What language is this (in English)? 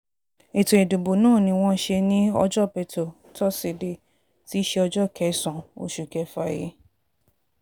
Yoruba